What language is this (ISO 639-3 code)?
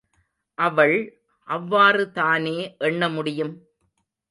tam